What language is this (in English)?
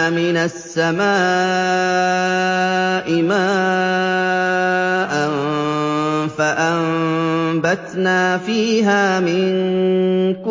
Arabic